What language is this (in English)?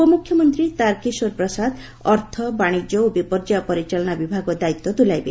Odia